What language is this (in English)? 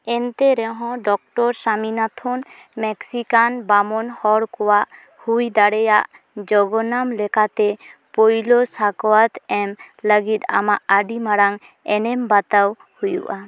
Santali